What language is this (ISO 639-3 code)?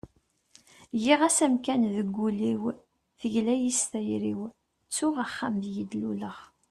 kab